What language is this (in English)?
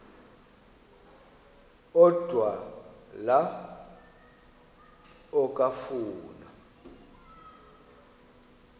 Xhosa